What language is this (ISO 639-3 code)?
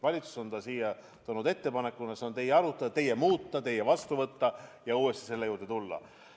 est